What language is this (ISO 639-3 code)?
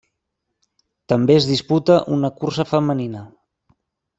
cat